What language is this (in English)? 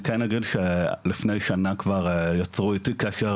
Hebrew